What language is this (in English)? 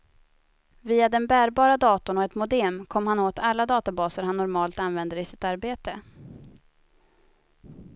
Swedish